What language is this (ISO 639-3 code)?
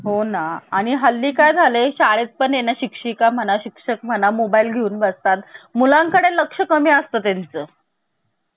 mar